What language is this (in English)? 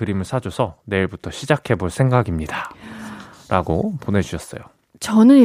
Korean